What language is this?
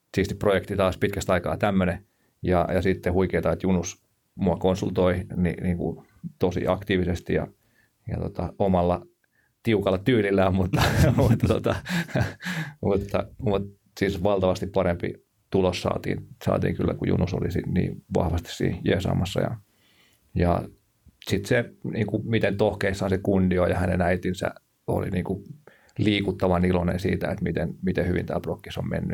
Finnish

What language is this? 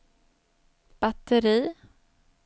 Swedish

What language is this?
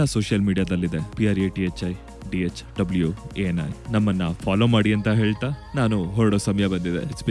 Kannada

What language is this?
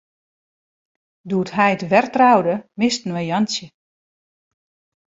Western Frisian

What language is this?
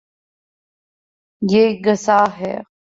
Urdu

